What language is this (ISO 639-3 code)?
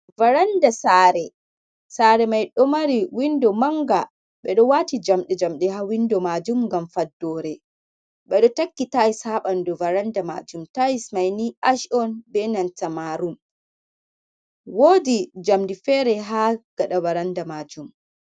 ful